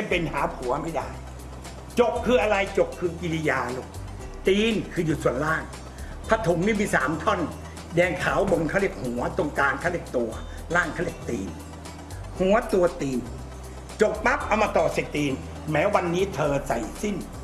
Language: Thai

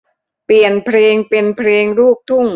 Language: Thai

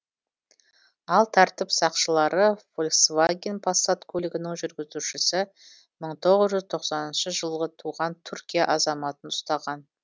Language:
Kazakh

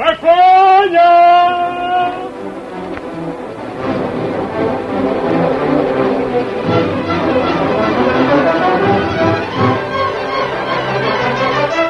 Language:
Russian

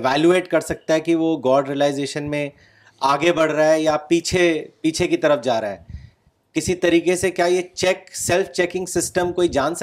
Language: Urdu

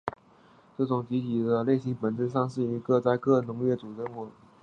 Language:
Chinese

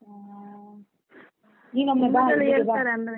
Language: Kannada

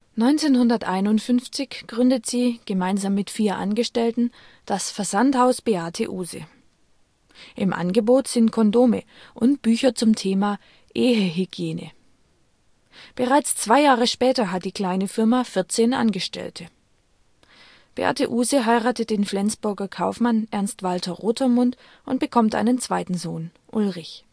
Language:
German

